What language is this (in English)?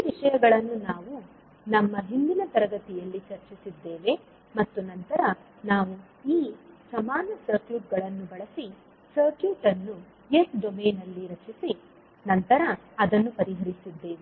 Kannada